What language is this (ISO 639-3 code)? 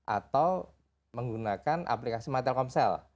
ind